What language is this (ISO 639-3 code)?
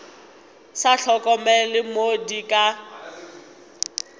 nso